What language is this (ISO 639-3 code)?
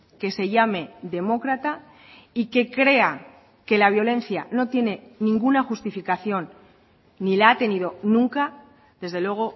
spa